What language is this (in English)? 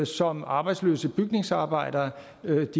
Danish